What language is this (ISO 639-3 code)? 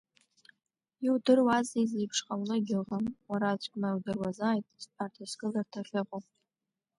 abk